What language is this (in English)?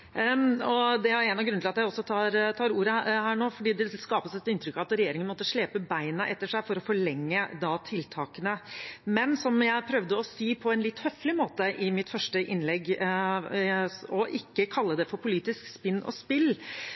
Norwegian Bokmål